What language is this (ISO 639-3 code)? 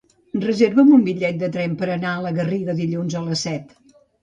cat